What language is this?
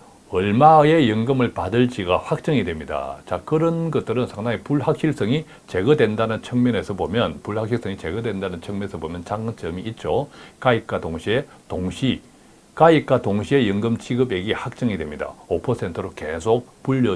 Korean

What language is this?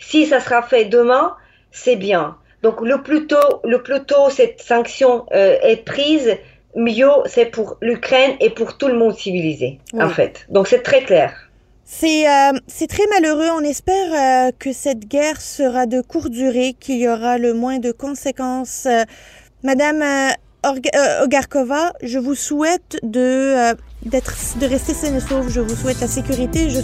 French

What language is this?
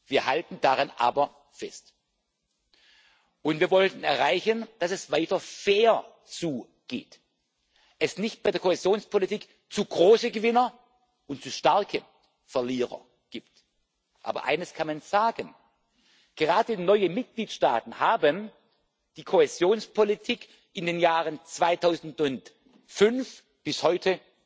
German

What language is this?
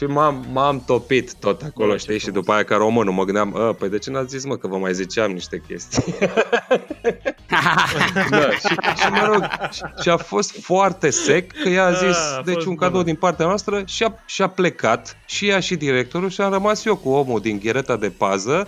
Romanian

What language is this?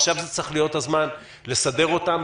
Hebrew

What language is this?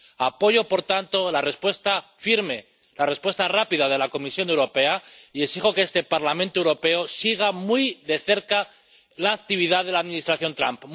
Spanish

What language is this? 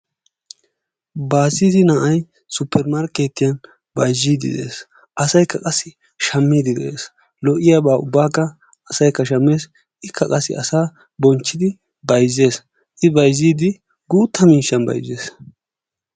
Wolaytta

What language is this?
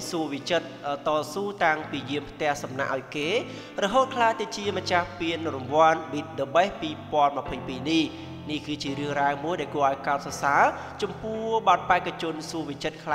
Thai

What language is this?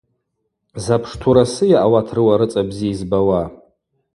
Abaza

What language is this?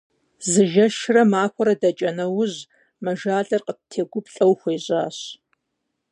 Kabardian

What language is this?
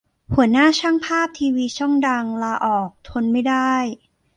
Thai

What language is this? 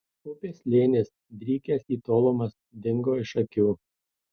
Lithuanian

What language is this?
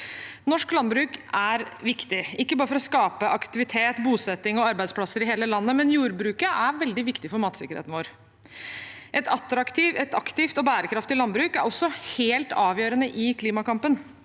Norwegian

